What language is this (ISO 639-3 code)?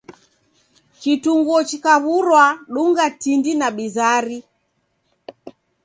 dav